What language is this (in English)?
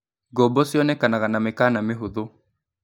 Kikuyu